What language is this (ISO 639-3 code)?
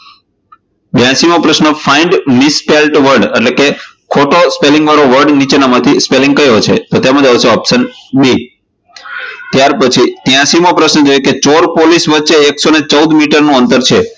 guj